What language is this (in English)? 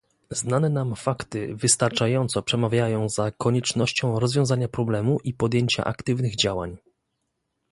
Polish